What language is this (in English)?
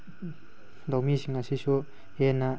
Manipuri